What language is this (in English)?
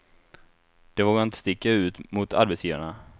Swedish